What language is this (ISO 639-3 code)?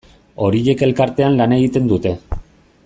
eus